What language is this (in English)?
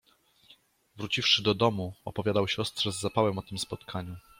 Polish